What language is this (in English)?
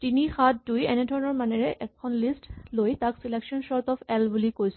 Assamese